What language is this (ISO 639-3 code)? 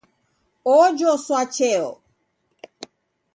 dav